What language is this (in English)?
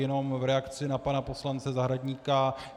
Czech